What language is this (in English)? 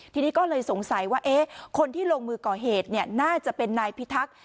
Thai